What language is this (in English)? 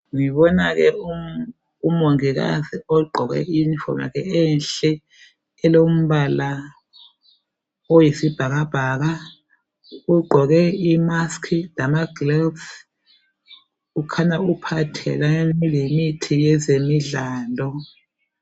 North Ndebele